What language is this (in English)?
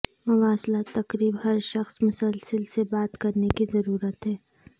Urdu